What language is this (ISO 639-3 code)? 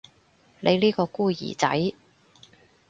yue